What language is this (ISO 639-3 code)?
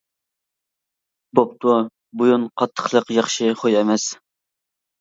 uig